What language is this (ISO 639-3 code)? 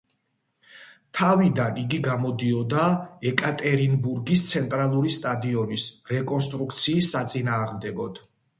kat